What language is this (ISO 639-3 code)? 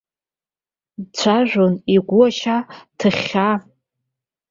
abk